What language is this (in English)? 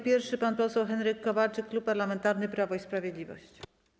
Polish